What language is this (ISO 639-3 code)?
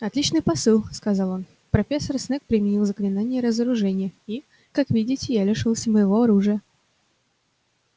rus